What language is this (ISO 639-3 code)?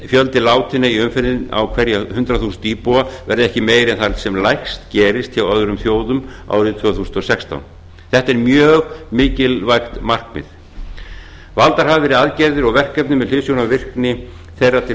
isl